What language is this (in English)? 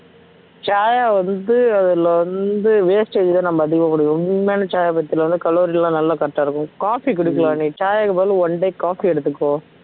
Tamil